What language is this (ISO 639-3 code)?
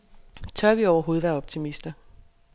dan